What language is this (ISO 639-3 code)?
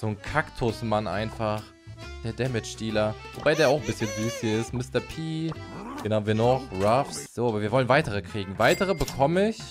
deu